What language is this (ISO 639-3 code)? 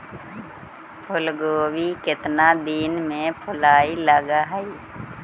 mag